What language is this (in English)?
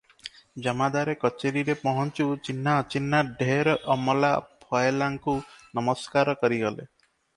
Odia